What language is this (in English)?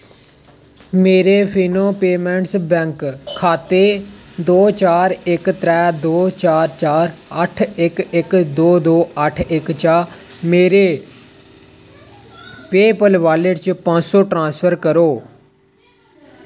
Dogri